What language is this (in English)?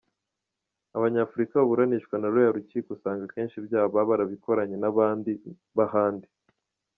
Kinyarwanda